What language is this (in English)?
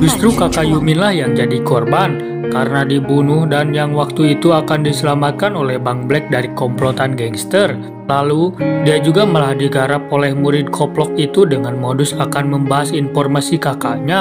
Indonesian